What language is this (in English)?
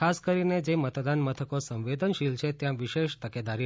Gujarati